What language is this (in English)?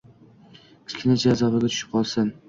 Uzbek